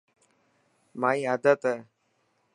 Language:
Dhatki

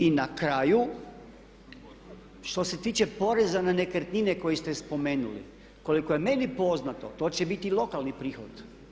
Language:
Croatian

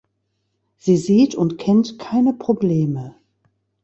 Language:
German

